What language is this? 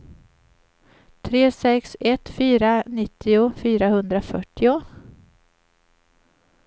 Swedish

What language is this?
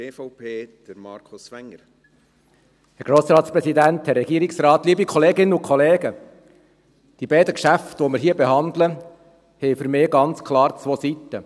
Swiss German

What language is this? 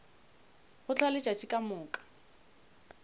Northern Sotho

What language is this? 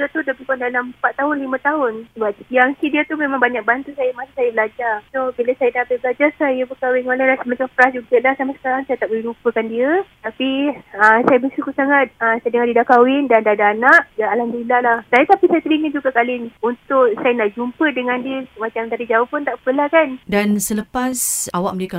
Malay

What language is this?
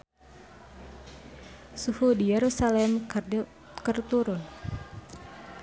Sundanese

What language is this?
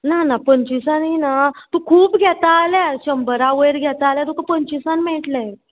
Konkani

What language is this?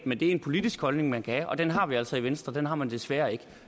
Danish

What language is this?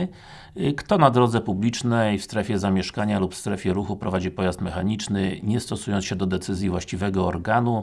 Polish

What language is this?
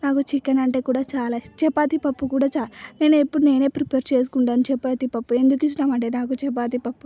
Telugu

